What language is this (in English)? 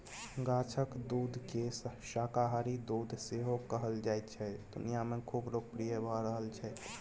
Maithili